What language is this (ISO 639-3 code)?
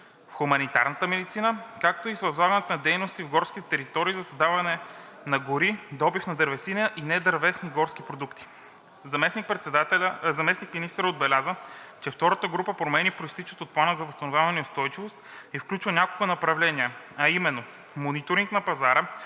bul